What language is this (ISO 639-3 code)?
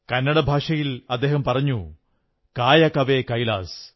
mal